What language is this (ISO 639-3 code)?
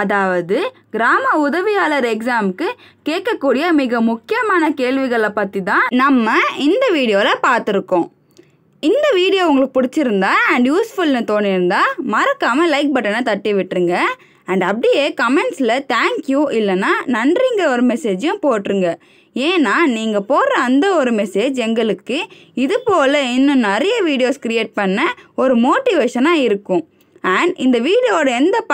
tam